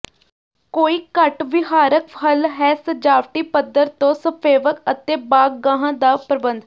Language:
Punjabi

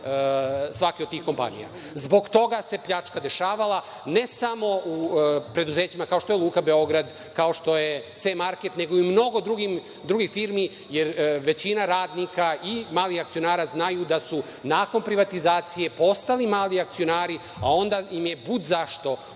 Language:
Serbian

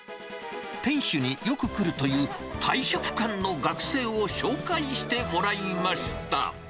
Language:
Japanese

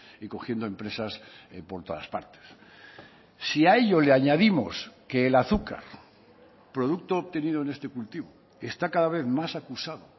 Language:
Spanish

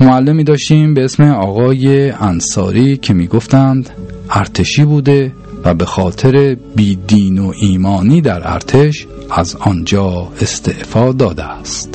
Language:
Persian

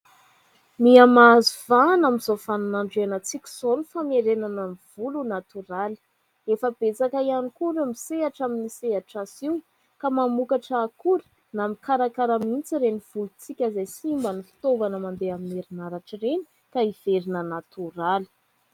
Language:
Malagasy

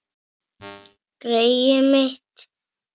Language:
Icelandic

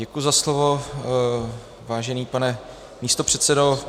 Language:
Czech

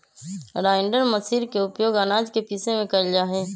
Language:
Magahi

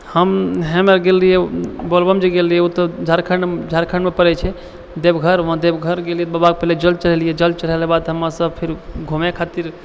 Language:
Maithili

